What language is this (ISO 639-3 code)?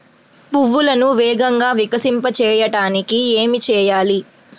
tel